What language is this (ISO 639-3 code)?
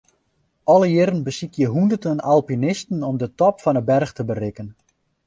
fry